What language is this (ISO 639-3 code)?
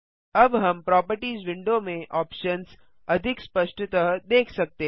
hin